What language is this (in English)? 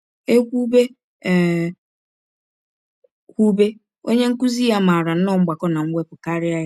Igbo